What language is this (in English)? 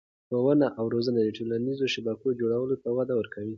Pashto